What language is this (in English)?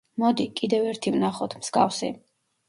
Georgian